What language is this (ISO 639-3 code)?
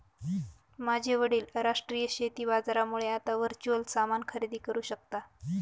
mar